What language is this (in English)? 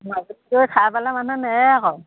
Assamese